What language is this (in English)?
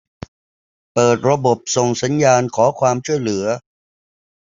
Thai